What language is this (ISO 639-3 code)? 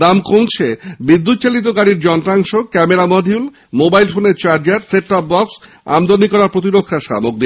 ben